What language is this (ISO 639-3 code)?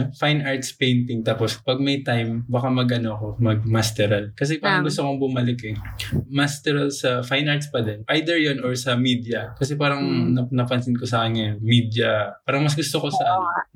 fil